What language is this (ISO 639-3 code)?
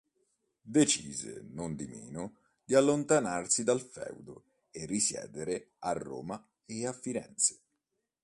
ita